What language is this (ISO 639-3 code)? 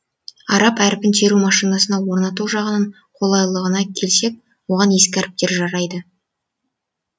kaz